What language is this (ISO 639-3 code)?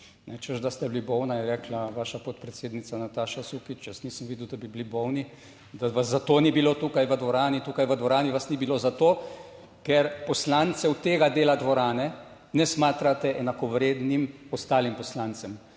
slv